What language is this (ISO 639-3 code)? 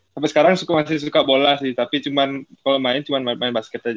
ind